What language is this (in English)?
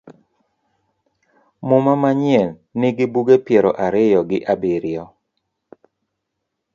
Luo (Kenya and Tanzania)